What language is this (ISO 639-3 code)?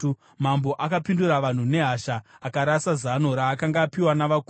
sna